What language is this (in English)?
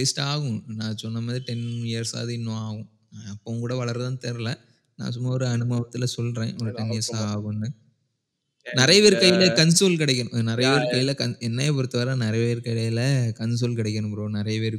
Tamil